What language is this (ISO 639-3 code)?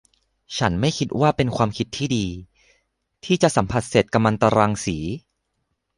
tha